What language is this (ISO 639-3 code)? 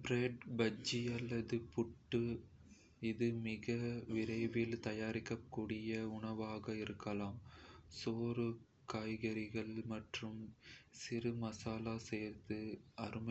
kfe